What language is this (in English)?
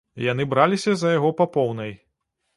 Belarusian